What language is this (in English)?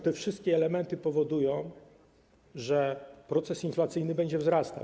Polish